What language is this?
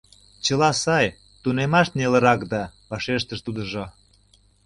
Mari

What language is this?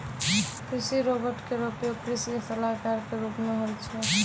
Maithili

